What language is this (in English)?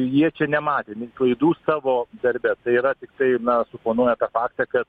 Lithuanian